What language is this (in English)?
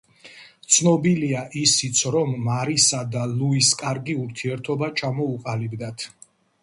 Georgian